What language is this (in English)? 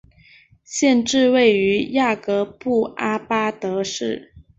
Chinese